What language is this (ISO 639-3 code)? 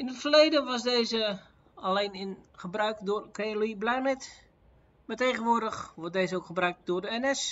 nld